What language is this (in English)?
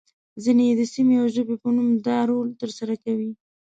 Pashto